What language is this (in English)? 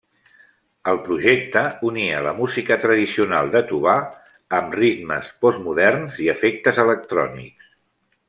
Catalan